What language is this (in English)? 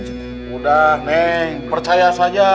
Indonesian